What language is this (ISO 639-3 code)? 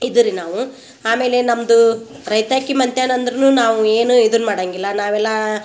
kan